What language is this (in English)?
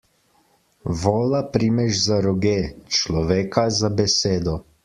Slovenian